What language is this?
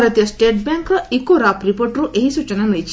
Odia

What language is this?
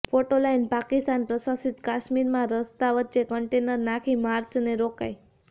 Gujarati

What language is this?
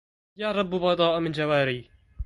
Arabic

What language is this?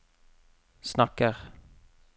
Norwegian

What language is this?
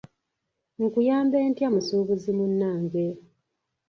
Ganda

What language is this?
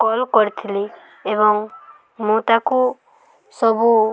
Odia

